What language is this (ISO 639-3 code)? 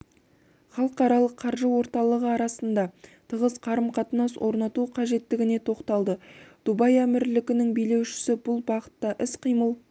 kaz